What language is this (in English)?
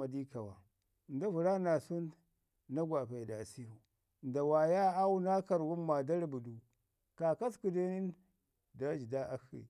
Ngizim